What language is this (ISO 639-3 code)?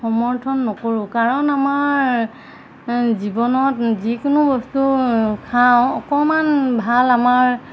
asm